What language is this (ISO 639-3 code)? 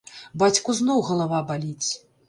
bel